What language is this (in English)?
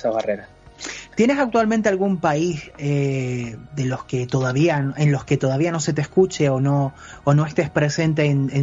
Spanish